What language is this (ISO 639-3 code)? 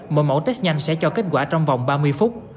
vie